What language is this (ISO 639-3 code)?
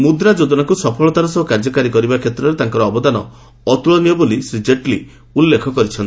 ori